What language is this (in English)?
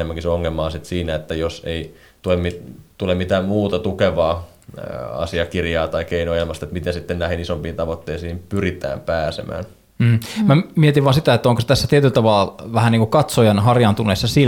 Finnish